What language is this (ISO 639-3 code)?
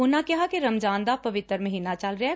pan